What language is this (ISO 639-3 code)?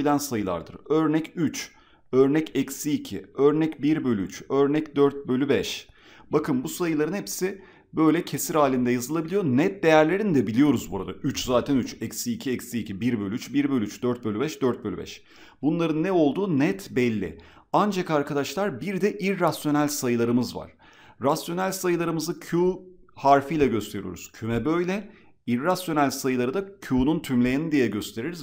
tur